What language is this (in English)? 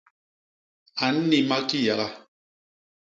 Basaa